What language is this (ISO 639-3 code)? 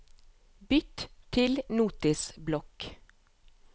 nor